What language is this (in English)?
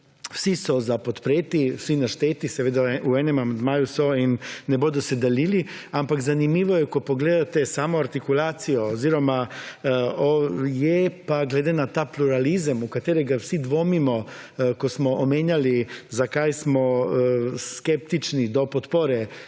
Slovenian